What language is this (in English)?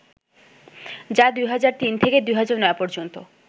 Bangla